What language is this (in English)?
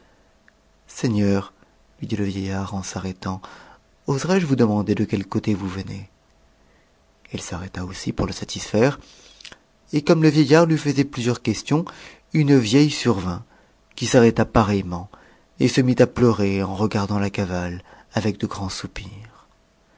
French